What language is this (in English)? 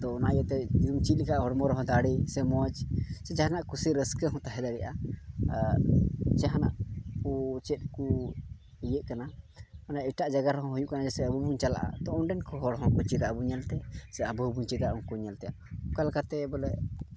Santali